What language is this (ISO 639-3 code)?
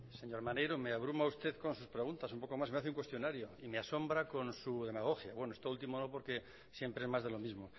spa